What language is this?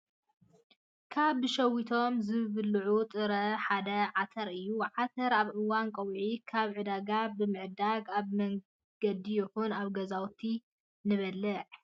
Tigrinya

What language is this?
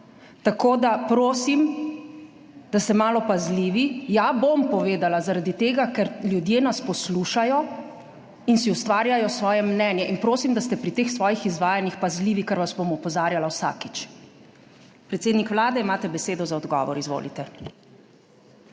Slovenian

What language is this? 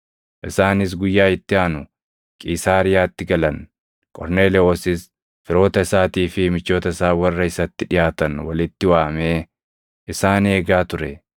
Oromo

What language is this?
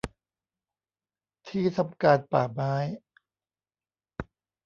Thai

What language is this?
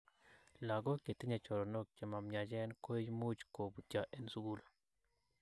Kalenjin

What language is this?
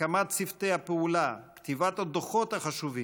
Hebrew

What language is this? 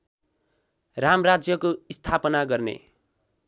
Nepali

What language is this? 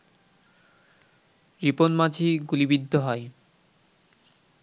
Bangla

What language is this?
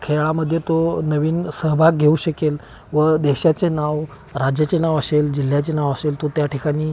Marathi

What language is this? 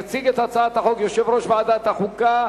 Hebrew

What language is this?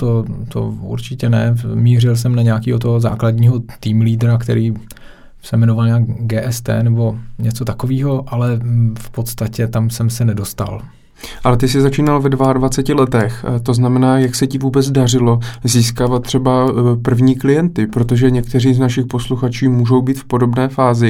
Czech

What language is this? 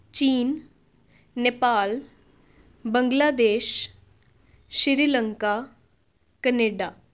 Punjabi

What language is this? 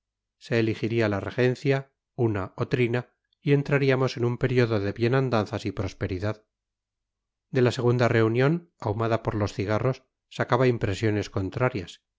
Spanish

